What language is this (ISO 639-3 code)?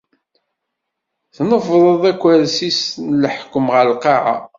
kab